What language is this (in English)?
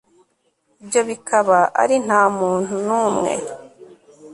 Kinyarwanda